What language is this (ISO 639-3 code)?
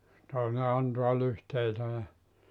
fin